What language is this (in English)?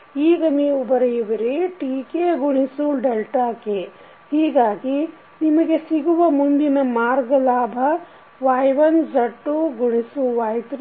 Kannada